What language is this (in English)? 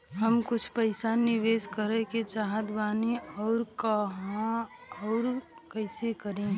Bhojpuri